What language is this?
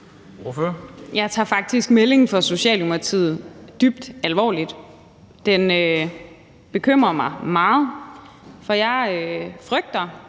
Danish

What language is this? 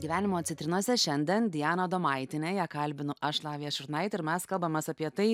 Lithuanian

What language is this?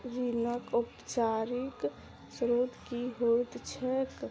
Maithili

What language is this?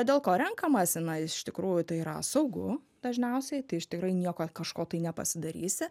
Lithuanian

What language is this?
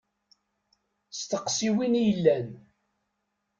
Kabyle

